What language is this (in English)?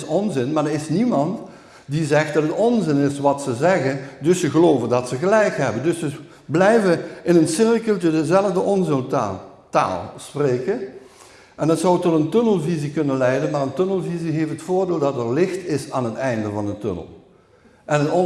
Dutch